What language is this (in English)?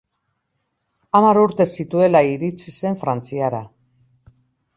Basque